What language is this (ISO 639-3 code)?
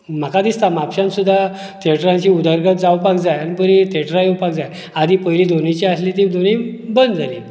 kok